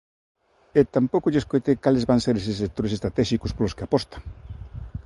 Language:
Galician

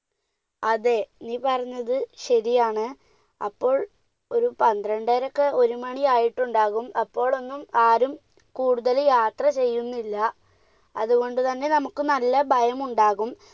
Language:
Malayalam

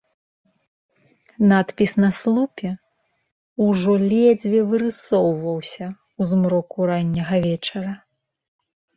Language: Belarusian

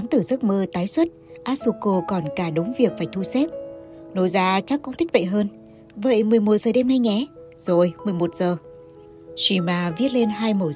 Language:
Vietnamese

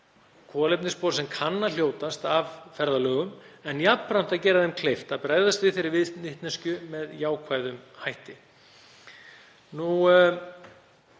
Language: Icelandic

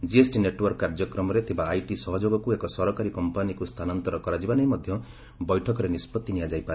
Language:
Odia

